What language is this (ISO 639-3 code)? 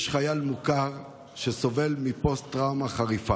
heb